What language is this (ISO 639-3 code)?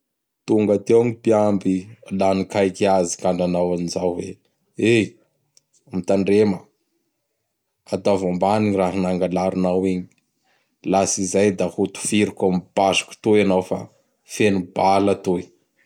bhr